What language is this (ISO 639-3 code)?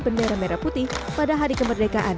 ind